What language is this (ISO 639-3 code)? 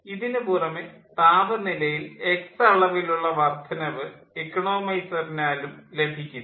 mal